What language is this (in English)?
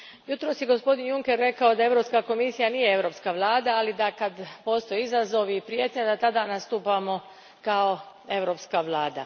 Croatian